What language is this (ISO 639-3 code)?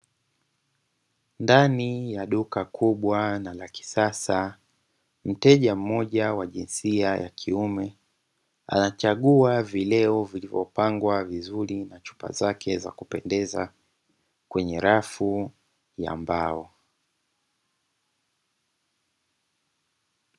swa